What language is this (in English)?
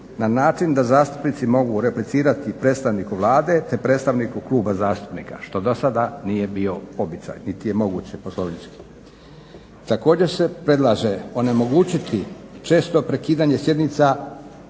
Croatian